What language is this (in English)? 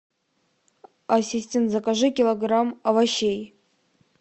Russian